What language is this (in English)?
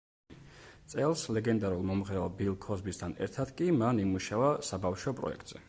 Georgian